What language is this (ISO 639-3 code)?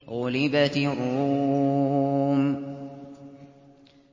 ara